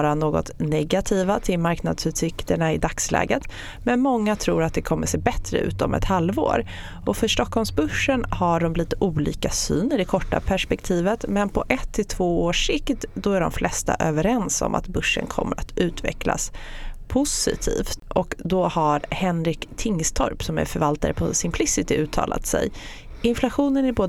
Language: Swedish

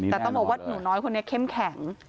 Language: Thai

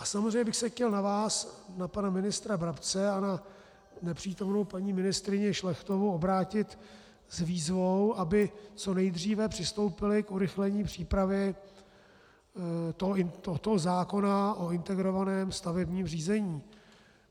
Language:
Czech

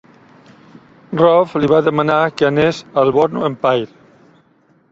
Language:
Catalan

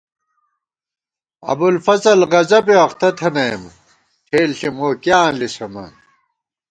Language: Gawar-Bati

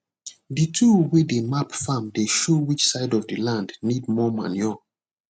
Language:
Nigerian Pidgin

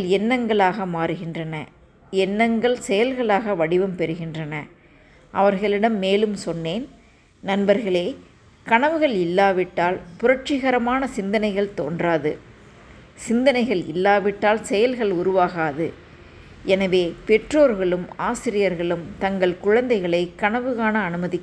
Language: Tamil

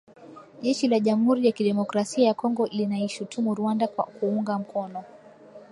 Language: Swahili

